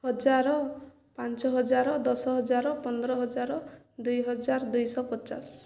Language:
Odia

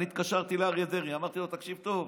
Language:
Hebrew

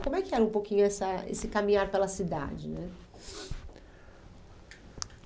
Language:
Portuguese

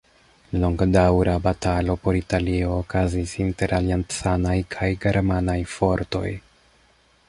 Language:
Esperanto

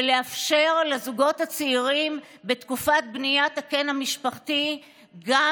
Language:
Hebrew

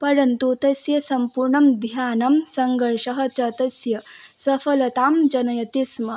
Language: Sanskrit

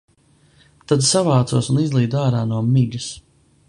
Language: Latvian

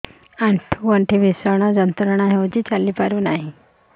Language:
Odia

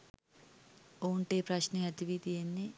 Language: Sinhala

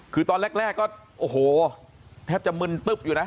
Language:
Thai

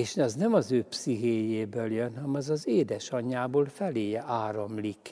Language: Hungarian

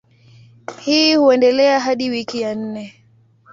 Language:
Swahili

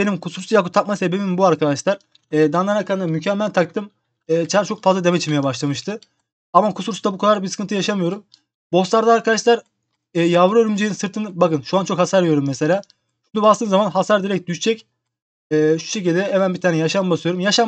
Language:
Turkish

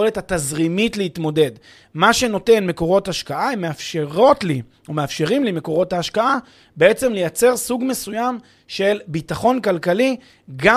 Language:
Hebrew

